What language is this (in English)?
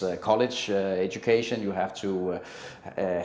Indonesian